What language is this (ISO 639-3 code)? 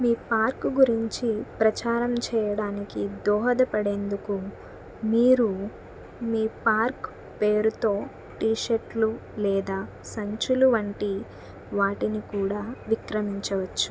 tel